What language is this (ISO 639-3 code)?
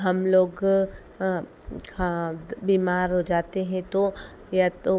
hin